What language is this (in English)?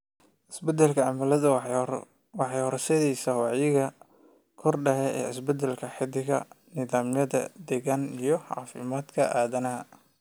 Somali